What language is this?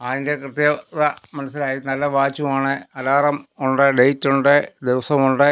Malayalam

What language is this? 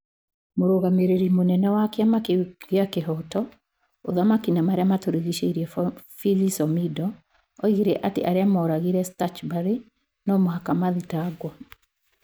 Kikuyu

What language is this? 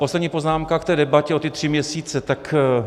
Czech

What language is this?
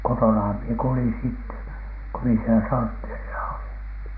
Finnish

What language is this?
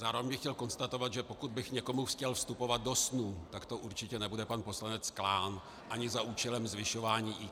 Czech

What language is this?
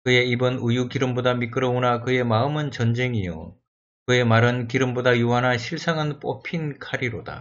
Korean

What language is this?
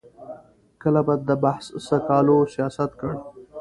Pashto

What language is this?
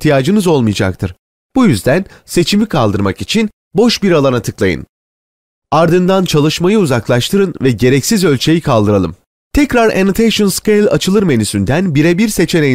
Turkish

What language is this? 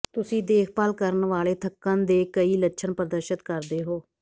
Punjabi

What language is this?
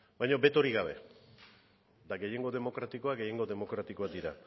Basque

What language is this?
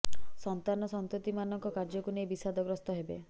Odia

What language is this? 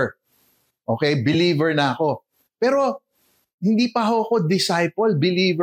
Filipino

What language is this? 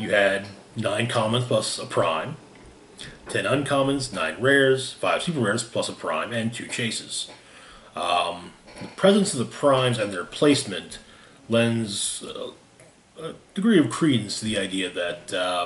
English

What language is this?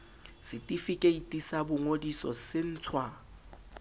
Southern Sotho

